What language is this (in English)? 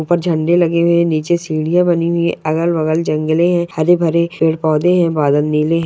Magahi